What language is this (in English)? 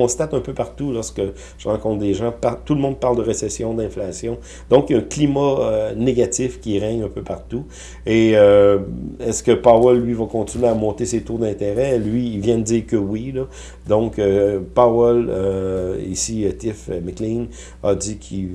French